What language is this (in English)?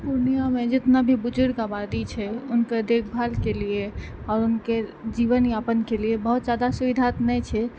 Maithili